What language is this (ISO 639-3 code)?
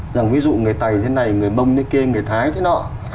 vie